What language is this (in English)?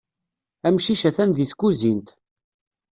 Kabyle